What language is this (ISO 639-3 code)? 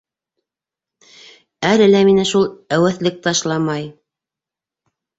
bak